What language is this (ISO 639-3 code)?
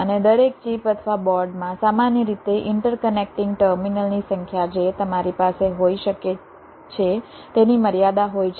guj